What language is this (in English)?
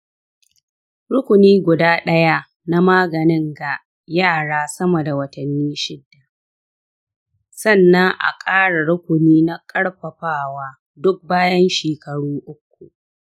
Hausa